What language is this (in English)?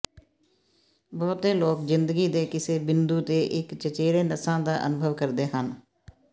Punjabi